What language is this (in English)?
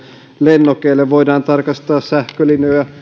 Finnish